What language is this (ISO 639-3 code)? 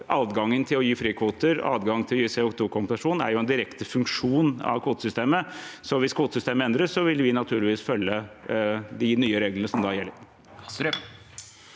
nor